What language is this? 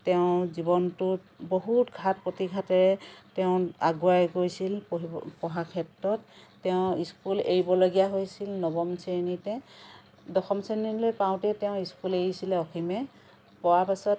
Assamese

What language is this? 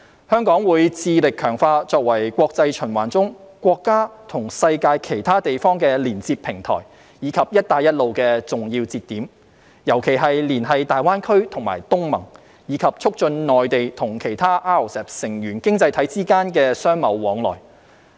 Cantonese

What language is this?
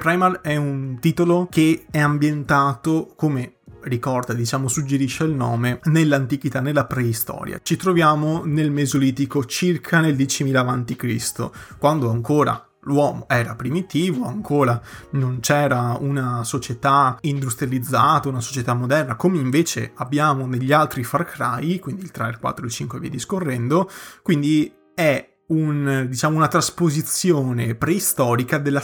Italian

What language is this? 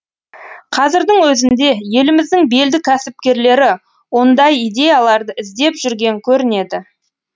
Kazakh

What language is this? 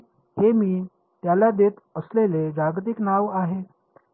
Marathi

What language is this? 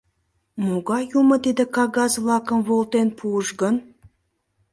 Mari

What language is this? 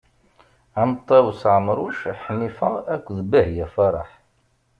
Kabyle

